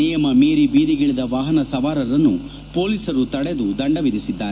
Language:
Kannada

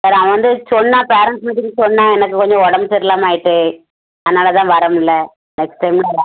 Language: Tamil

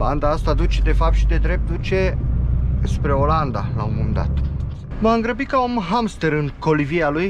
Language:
Romanian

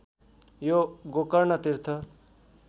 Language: Nepali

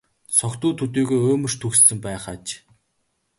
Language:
Mongolian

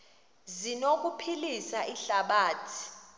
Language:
Xhosa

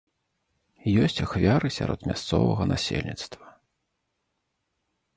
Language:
Belarusian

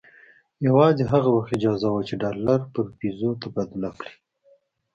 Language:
Pashto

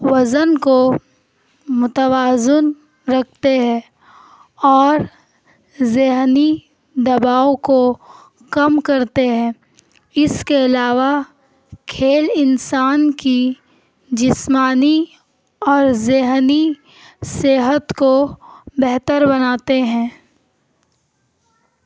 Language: Urdu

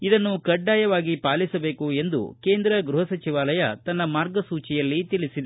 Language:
Kannada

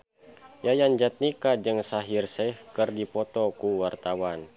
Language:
Sundanese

